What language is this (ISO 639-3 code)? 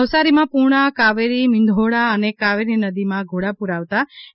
guj